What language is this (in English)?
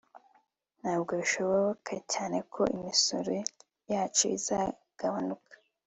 Kinyarwanda